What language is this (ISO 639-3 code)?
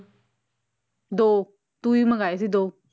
pan